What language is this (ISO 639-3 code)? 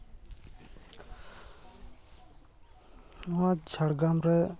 sat